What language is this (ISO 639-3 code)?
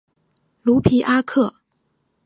zho